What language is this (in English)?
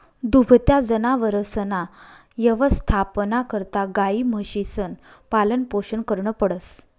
Marathi